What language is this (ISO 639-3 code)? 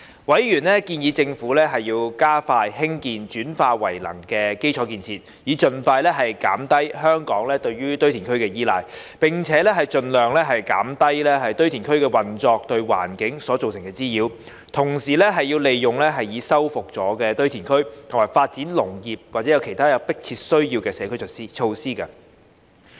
yue